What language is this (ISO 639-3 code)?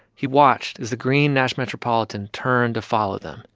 eng